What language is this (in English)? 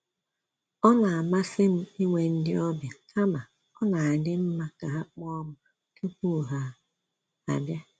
Igbo